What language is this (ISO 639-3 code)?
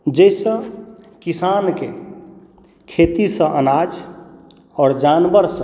mai